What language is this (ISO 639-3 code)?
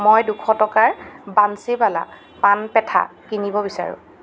asm